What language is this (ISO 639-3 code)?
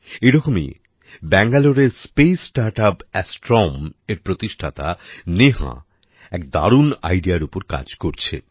ben